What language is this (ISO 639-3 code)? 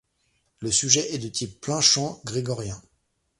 fra